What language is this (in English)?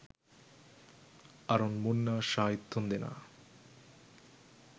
Sinhala